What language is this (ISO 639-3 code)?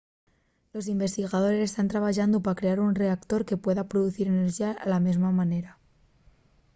ast